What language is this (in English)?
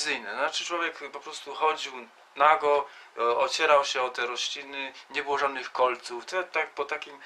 Polish